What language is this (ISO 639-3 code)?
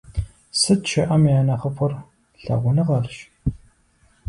kbd